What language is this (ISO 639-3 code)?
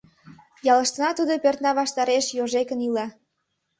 chm